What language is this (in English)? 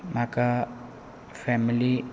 Konkani